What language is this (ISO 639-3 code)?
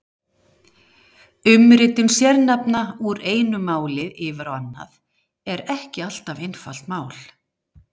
isl